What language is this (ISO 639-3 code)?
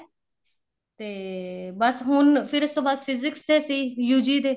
pan